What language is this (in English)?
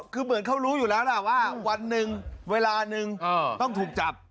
Thai